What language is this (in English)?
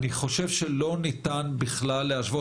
Hebrew